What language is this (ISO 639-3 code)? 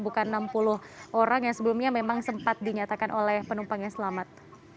ind